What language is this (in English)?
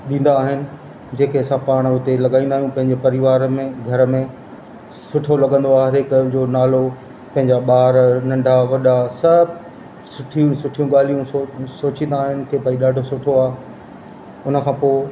Sindhi